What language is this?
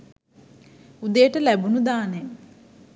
Sinhala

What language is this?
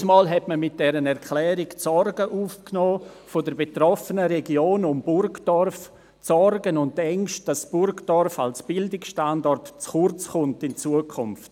Swiss German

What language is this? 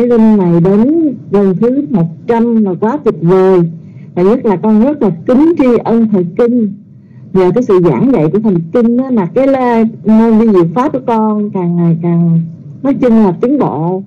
Vietnamese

